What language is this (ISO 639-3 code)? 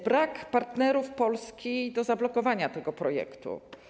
pol